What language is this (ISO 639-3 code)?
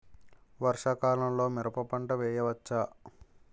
tel